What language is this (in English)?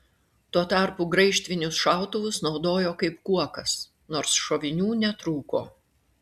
Lithuanian